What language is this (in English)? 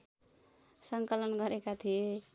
Nepali